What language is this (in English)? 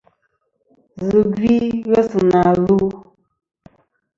Kom